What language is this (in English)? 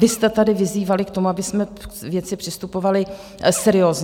Czech